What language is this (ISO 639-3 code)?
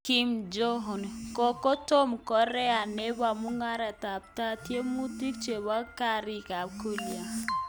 kln